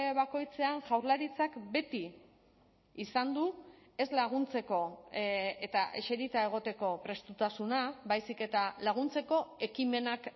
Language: Basque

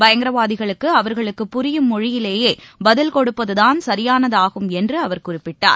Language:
Tamil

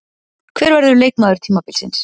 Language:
Icelandic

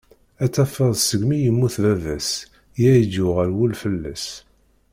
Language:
Kabyle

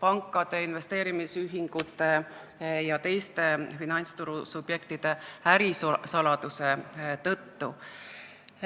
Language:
Estonian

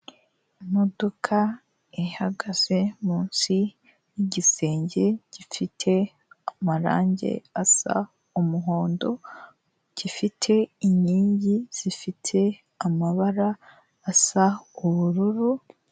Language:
Kinyarwanda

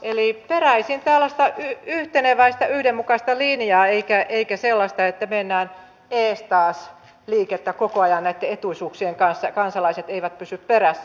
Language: Finnish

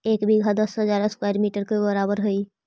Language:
Magahi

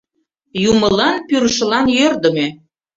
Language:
Mari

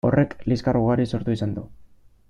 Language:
Basque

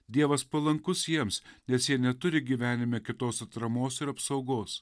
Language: Lithuanian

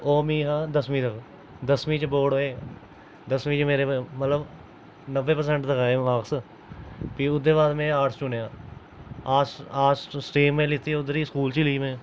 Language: Dogri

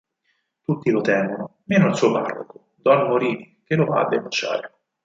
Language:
Italian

